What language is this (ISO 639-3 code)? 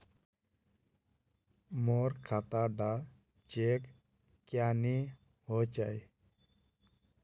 mag